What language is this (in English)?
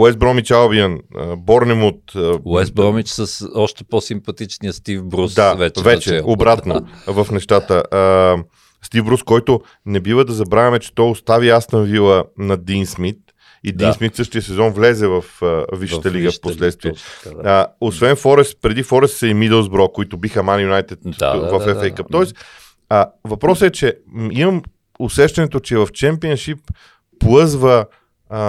Bulgarian